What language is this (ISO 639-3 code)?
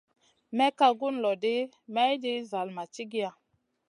mcn